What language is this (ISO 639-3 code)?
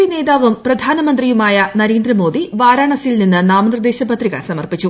mal